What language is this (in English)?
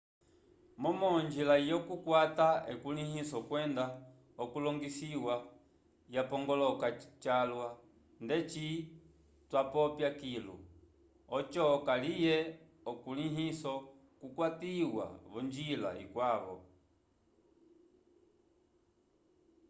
Umbundu